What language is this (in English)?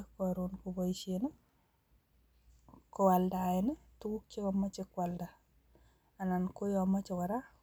Kalenjin